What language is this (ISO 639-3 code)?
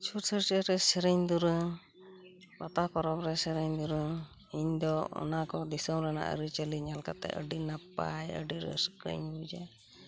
sat